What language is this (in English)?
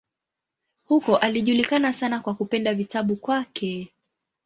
Swahili